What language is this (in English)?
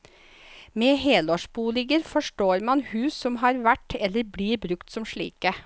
Norwegian